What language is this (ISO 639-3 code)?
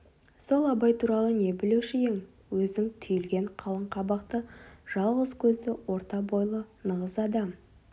kaz